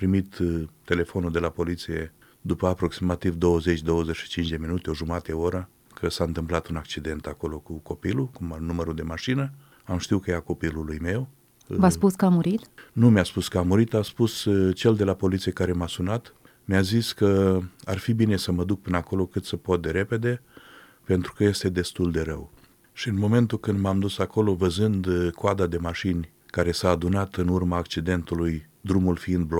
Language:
Romanian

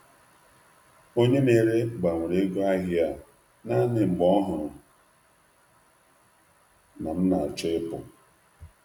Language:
Igbo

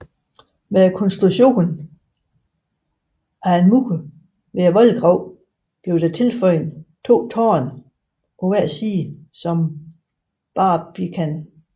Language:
Danish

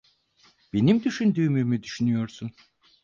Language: Turkish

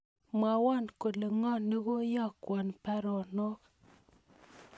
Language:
Kalenjin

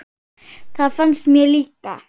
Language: Icelandic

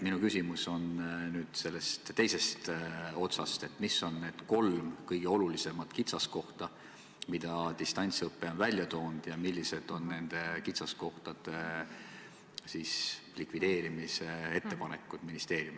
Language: Estonian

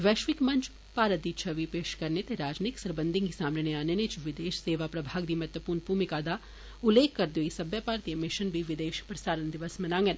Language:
Dogri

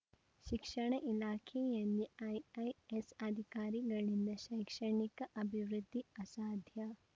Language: Kannada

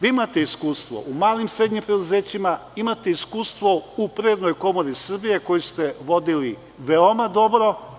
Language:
Serbian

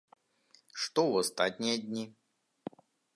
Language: Belarusian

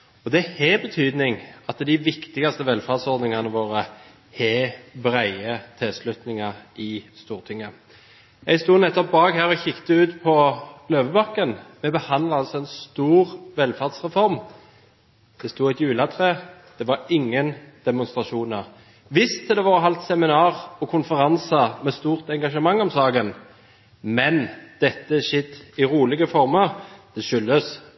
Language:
Norwegian Bokmål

